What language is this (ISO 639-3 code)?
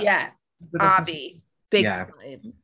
cym